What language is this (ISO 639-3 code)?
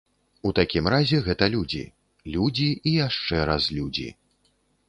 bel